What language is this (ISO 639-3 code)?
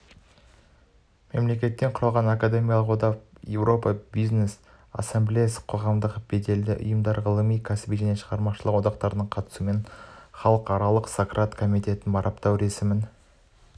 kaz